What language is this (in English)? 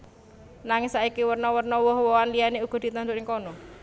Javanese